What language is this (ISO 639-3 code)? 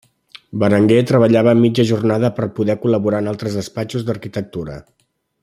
cat